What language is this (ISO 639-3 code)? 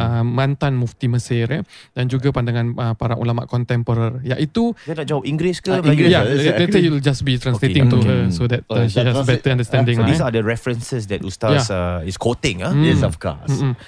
msa